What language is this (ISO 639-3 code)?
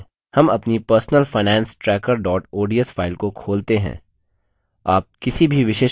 hin